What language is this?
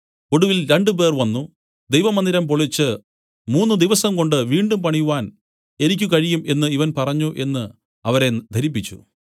Malayalam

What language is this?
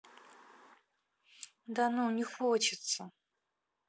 Russian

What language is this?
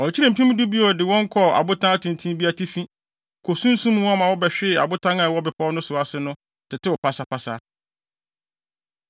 Akan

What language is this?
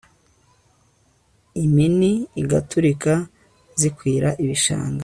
Kinyarwanda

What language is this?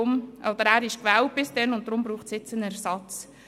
Swiss German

